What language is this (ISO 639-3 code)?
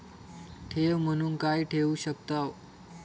mar